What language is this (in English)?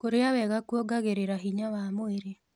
Kikuyu